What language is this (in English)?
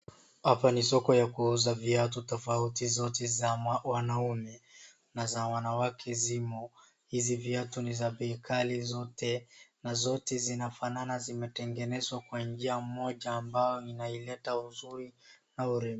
Swahili